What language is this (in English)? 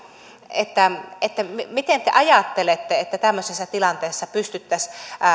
Finnish